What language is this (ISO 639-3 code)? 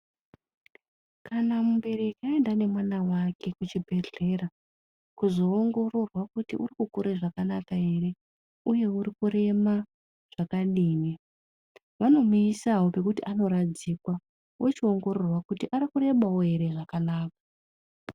ndc